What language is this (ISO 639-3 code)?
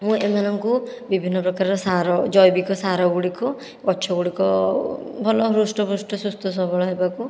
ori